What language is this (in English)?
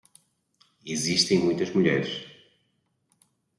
Portuguese